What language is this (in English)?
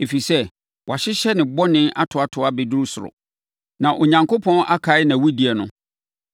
Akan